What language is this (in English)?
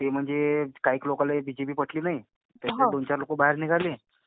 Marathi